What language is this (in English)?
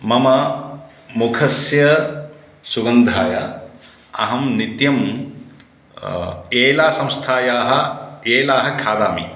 Sanskrit